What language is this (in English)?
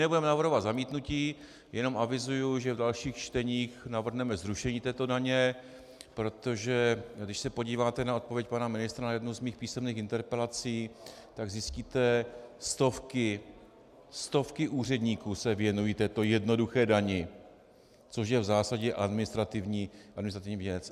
Czech